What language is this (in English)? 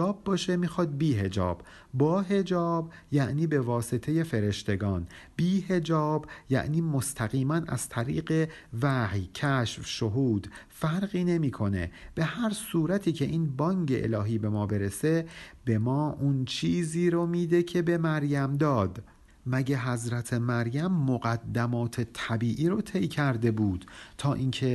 Persian